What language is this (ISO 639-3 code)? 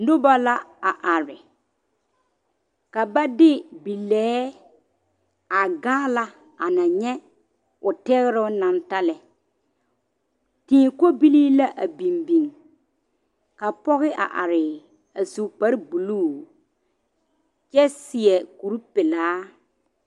dga